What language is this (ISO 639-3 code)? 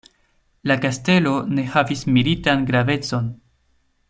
epo